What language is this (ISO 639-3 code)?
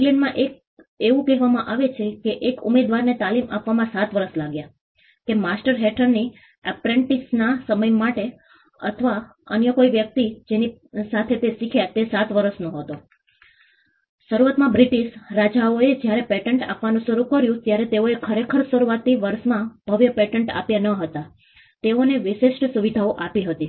guj